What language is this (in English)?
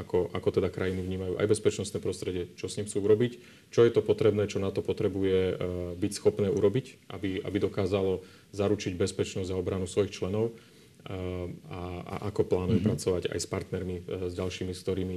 Slovak